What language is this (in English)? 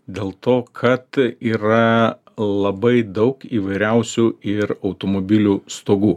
Lithuanian